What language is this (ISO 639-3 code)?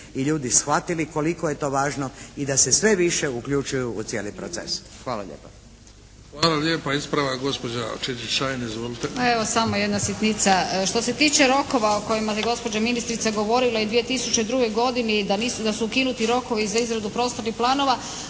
hrv